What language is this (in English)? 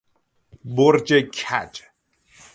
Persian